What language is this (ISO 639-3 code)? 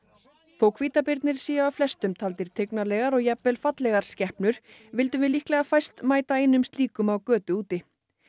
isl